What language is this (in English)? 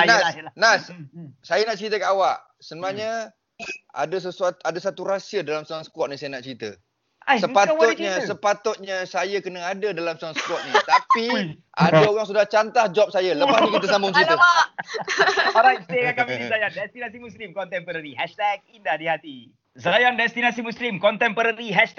Malay